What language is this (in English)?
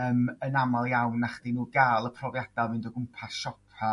Welsh